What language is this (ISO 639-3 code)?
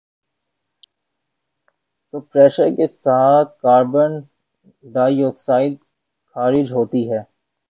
urd